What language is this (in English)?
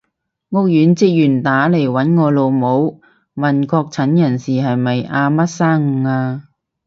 Cantonese